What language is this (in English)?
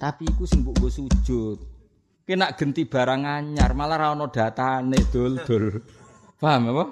Indonesian